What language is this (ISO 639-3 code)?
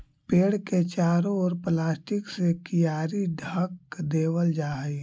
mag